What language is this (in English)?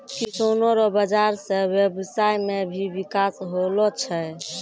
Maithili